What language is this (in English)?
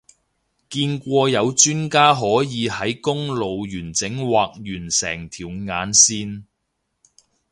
Cantonese